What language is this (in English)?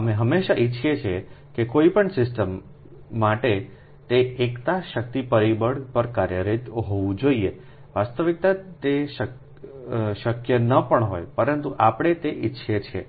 Gujarati